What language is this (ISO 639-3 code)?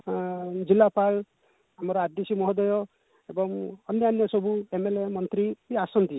ori